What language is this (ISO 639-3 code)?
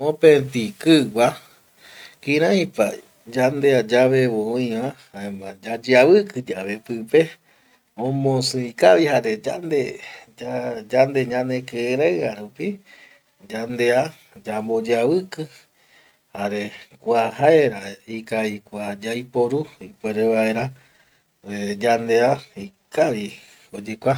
gui